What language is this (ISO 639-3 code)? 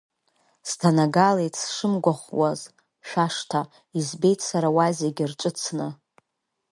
abk